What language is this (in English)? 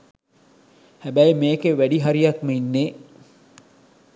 Sinhala